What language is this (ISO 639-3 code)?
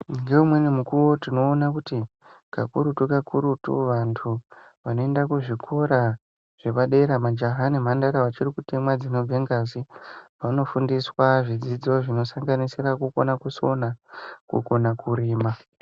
ndc